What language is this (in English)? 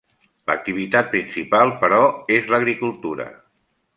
Catalan